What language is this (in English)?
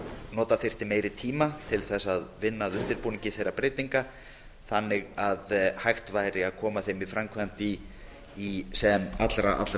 Icelandic